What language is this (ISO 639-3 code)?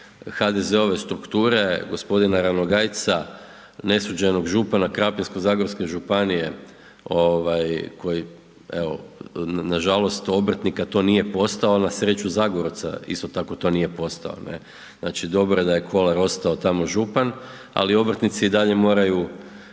hrv